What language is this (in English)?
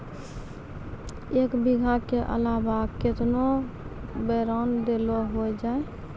Maithili